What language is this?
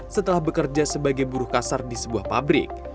Indonesian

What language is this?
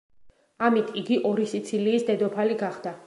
Georgian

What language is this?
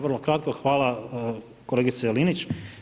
Croatian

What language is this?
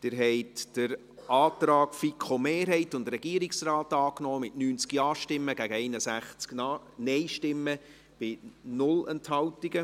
Swiss German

